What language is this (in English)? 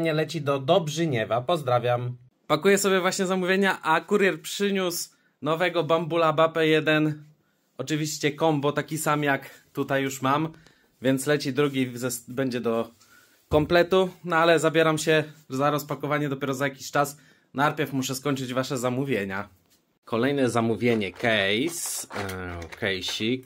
Polish